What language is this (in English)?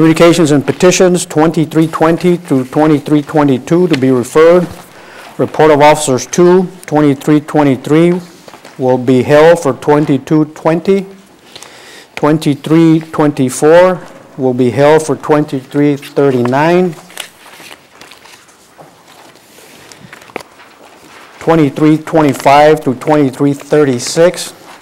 English